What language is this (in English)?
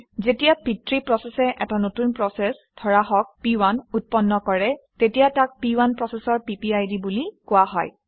Assamese